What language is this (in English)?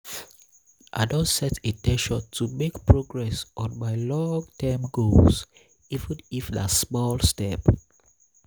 Nigerian Pidgin